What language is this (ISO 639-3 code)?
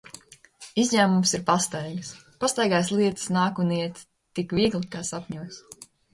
lav